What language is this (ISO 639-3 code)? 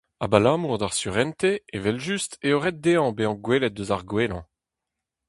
bre